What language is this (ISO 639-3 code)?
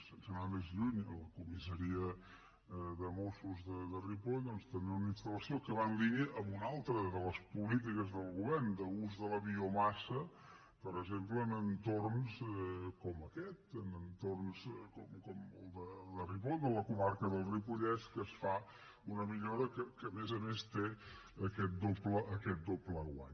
cat